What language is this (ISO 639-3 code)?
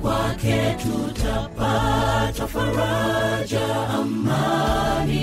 swa